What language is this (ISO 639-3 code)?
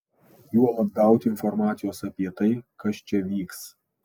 lit